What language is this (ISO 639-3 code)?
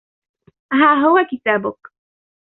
ara